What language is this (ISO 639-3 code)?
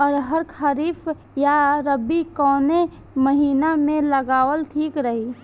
bho